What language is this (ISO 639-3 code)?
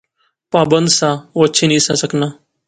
phr